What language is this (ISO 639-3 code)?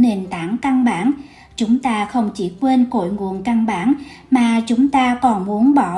vie